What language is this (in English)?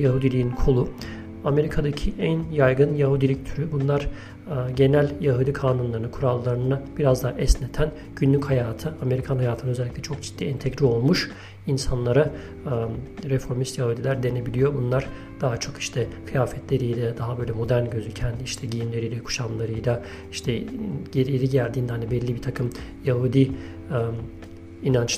Turkish